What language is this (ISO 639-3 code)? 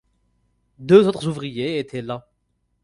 fra